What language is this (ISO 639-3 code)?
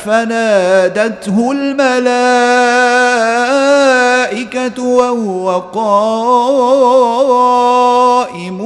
ara